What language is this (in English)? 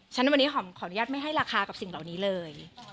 Thai